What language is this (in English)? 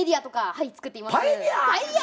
Japanese